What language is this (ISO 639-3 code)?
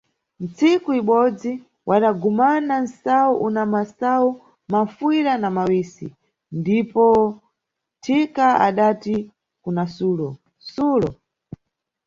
nyu